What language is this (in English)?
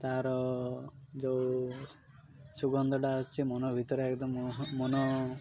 Odia